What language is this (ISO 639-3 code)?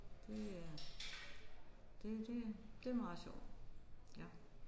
dan